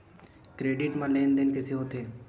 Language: Chhattisgarhi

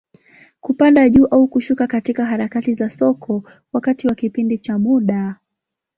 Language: Swahili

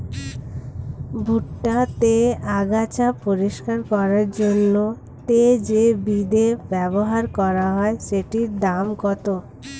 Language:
Bangla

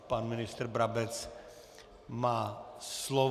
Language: Czech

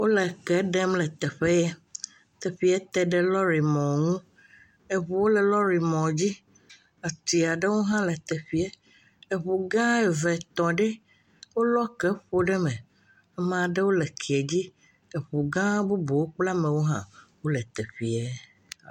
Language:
Ewe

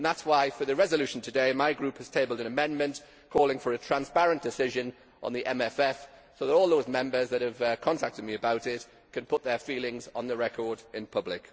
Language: English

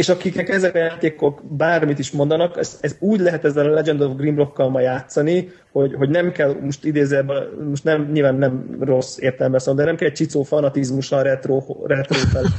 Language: Hungarian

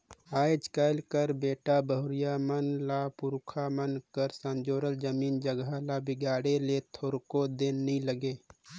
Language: Chhattisgarhi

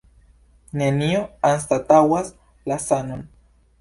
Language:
Esperanto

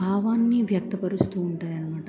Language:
Telugu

